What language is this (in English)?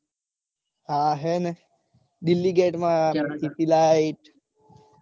Gujarati